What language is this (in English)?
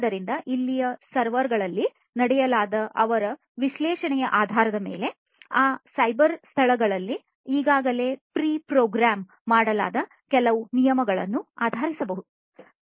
Kannada